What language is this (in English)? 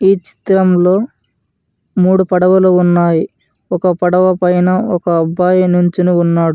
Telugu